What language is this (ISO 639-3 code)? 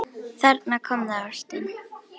isl